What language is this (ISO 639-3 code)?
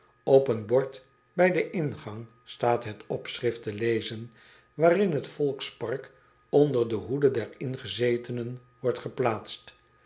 nld